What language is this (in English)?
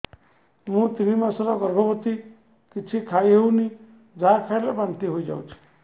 Odia